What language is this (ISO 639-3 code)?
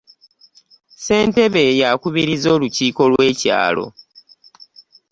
lug